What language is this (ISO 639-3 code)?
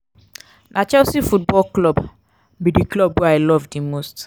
pcm